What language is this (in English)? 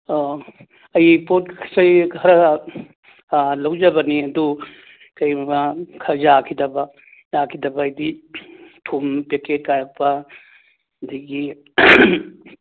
Manipuri